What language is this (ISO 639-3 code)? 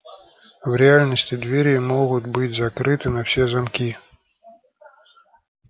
rus